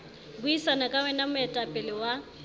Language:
Southern Sotho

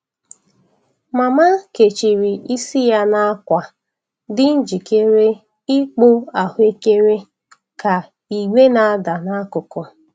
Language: Igbo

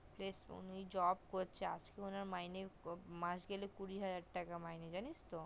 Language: Bangla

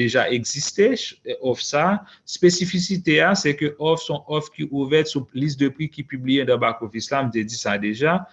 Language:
French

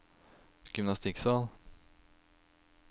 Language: Norwegian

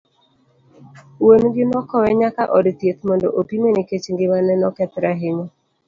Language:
Luo (Kenya and Tanzania)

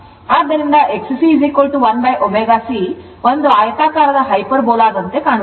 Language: Kannada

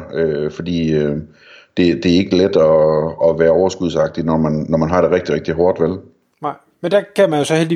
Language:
Danish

